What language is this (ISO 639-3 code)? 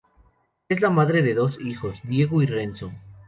spa